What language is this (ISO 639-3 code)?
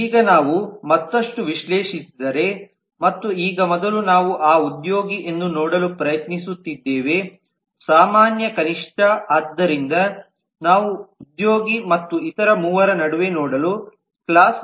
kan